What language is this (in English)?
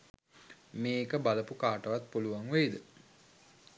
Sinhala